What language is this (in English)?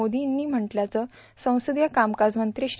Marathi